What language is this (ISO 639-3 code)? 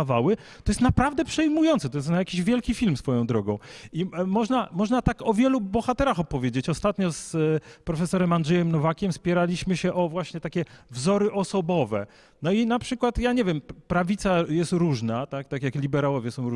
pol